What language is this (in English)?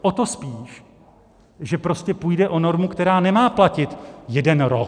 Czech